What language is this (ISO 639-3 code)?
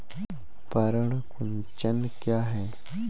hin